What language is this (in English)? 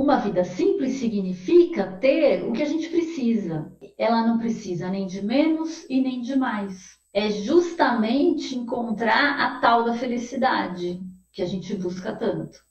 Portuguese